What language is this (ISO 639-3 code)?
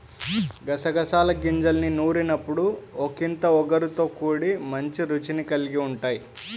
tel